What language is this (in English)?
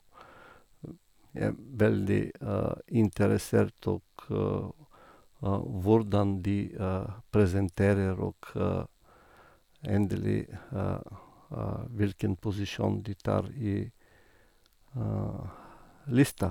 Norwegian